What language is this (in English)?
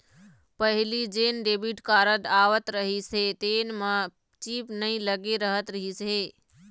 Chhattisgarhi